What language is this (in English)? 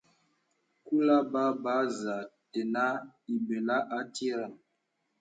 Bebele